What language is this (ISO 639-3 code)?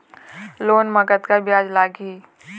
hne